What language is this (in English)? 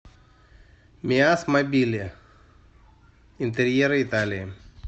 Russian